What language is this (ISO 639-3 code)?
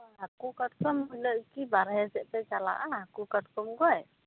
sat